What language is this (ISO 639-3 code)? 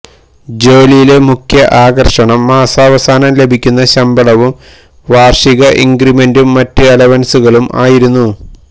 mal